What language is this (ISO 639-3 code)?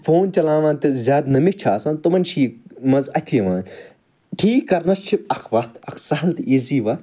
kas